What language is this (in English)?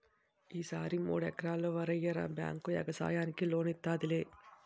Telugu